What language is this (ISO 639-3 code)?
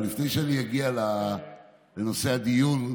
heb